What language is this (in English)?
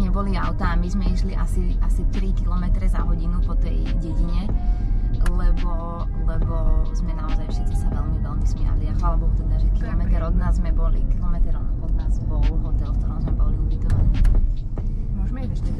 Slovak